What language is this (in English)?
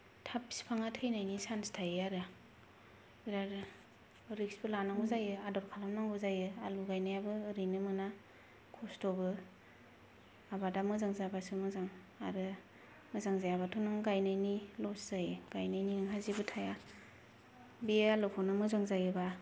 Bodo